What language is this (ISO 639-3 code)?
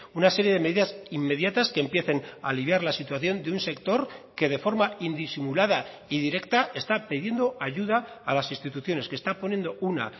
spa